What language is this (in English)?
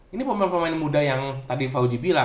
Indonesian